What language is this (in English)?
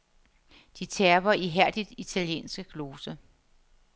Danish